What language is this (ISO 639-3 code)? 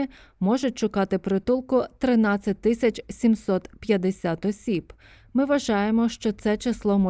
ukr